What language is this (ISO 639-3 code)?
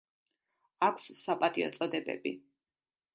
kat